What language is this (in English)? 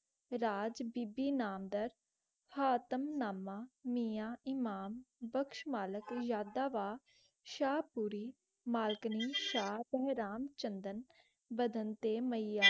Punjabi